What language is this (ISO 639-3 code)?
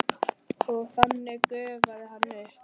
isl